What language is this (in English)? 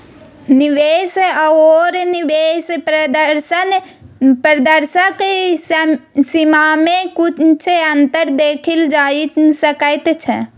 Maithili